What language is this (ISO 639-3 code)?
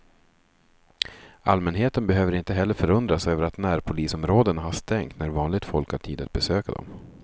swe